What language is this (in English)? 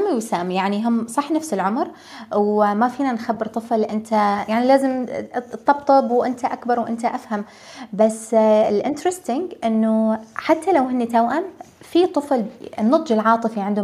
Arabic